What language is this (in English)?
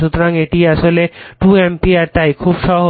Bangla